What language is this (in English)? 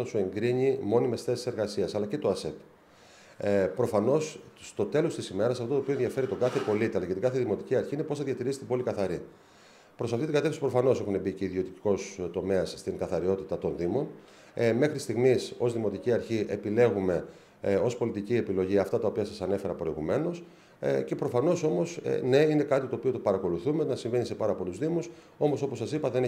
Greek